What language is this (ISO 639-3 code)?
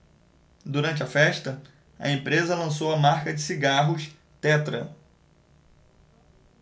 por